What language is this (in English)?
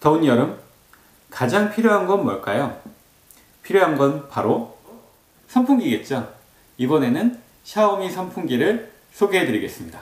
Korean